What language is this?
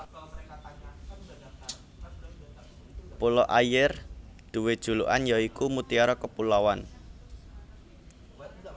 Javanese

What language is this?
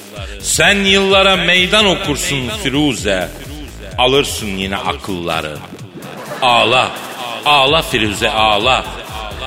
Turkish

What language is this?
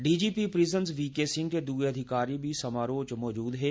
Dogri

